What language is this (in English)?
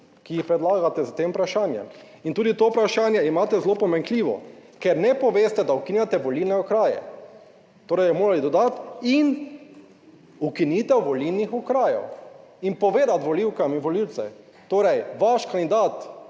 Slovenian